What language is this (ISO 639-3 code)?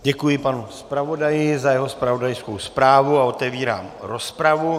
ces